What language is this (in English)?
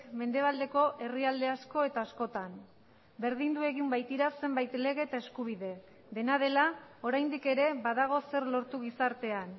Basque